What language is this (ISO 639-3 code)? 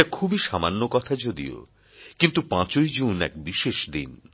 ben